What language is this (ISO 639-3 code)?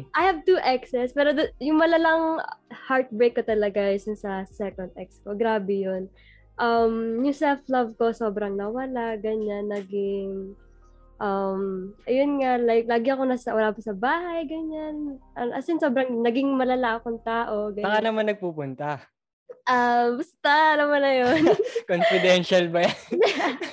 fil